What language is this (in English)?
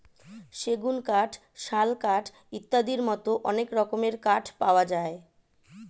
Bangla